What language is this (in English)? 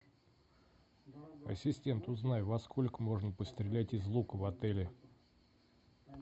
Russian